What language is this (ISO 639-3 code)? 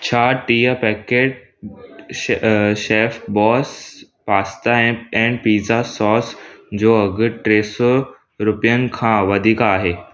snd